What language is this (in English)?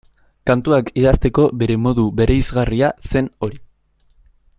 Basque